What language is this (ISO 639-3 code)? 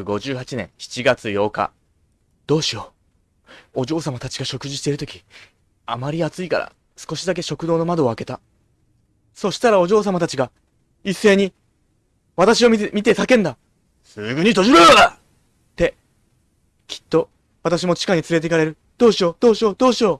jpn